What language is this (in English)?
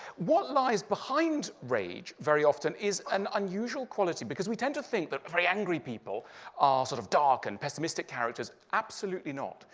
English